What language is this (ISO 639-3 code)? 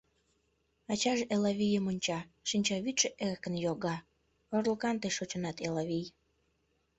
chm